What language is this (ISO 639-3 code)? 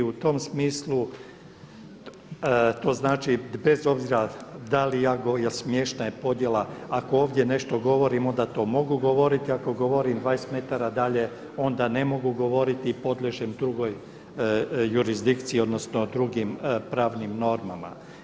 hrv